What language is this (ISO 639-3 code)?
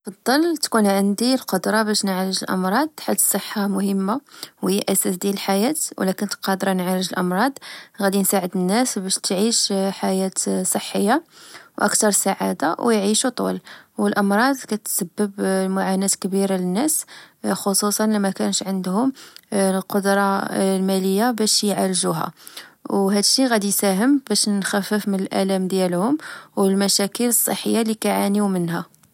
ary